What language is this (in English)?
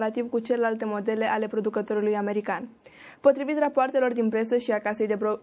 Romanian